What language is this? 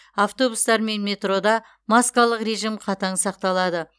Kazakh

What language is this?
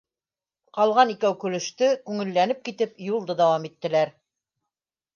Bashkir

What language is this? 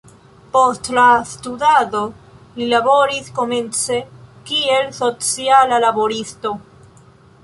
Esperanto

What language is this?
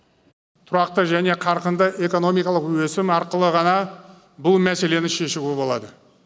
Kazakh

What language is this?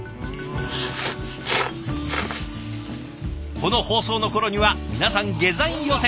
Japanese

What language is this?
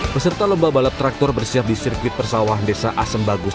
Indonesian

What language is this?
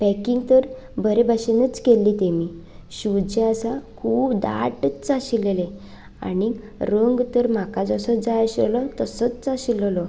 Konkani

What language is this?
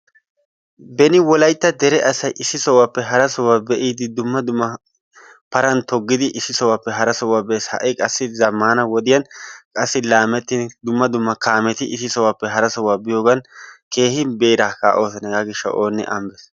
Wolaytta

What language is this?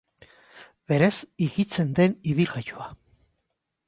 Basque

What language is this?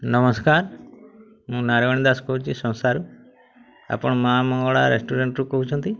Odia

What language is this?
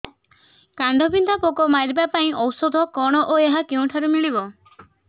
Odia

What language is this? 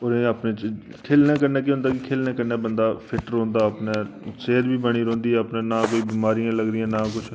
Dogri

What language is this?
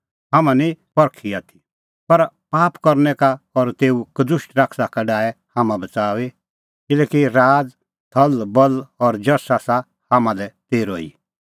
Kullu Pahari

